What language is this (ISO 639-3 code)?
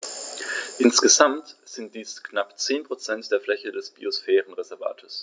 deu